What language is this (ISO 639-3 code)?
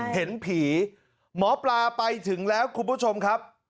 tha